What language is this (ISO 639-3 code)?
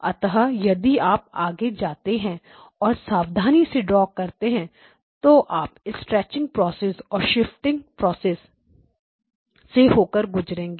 hin